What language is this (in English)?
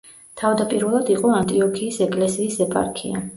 Georgian